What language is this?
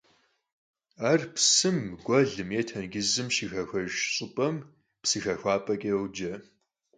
Kabardian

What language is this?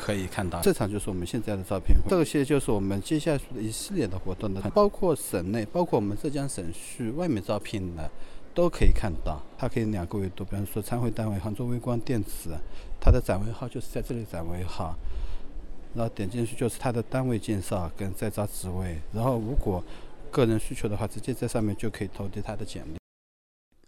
Chinese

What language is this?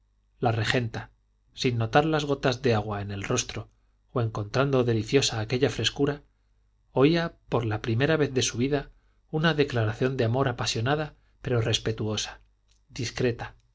Spanish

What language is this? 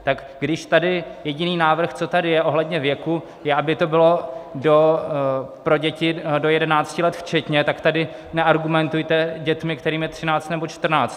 Czech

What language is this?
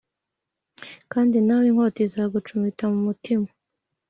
Kinyarwanda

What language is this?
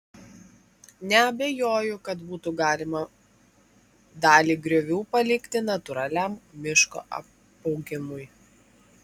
Lithuanian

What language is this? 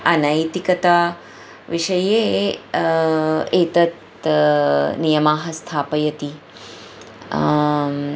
Sanskrit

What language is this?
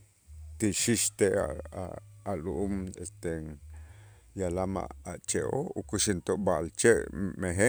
Itzá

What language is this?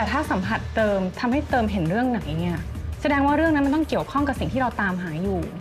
Thai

